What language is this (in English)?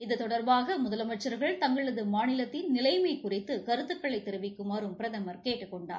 Tamil